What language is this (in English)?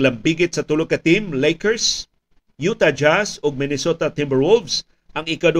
Filipino